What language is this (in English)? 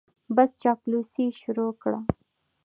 Pashto